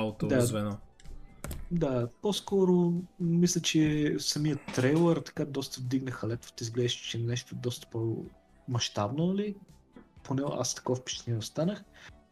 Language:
Bulgarian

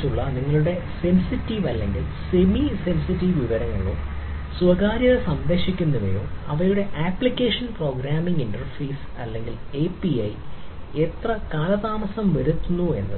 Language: Malayalam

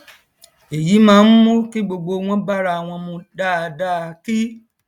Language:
Yoruba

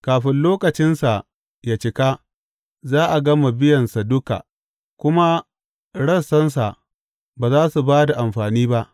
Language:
Hausa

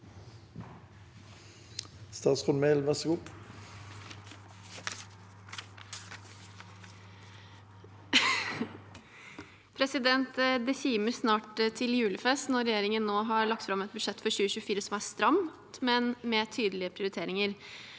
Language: Norwegian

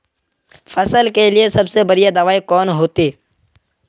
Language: Magahi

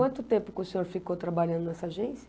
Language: Portuguese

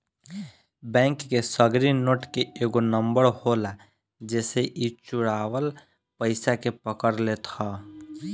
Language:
Bhojpuri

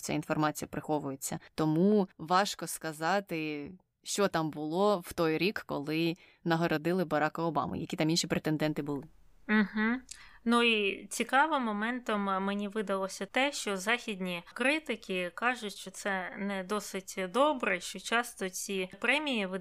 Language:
Ukrainian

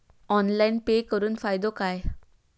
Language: Marathi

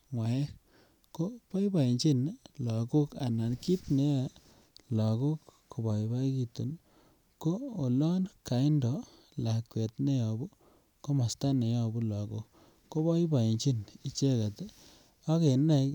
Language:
Kalenjin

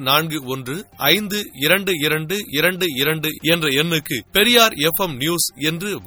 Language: Tamil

